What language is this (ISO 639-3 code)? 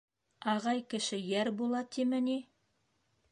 bak